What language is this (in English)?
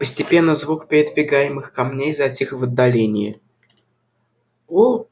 Russian